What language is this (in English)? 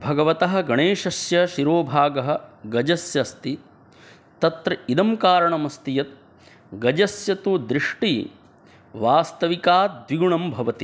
Sanskrit